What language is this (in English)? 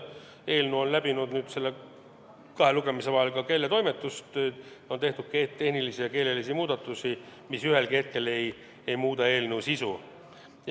Estonian